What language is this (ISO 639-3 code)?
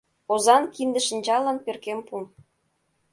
chm